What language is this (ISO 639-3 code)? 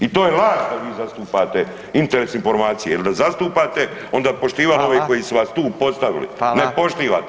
hrv